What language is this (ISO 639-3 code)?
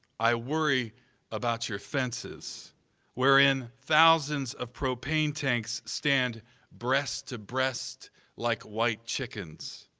eng